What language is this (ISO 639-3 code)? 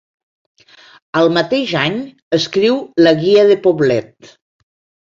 cat